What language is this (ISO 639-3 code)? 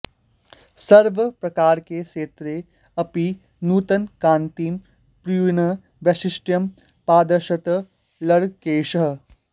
san